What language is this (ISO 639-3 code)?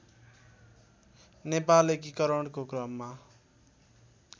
nep